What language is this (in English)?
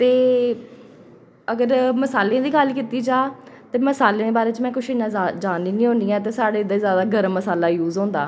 Dogri